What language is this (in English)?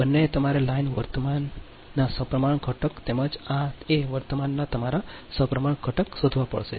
Gujarati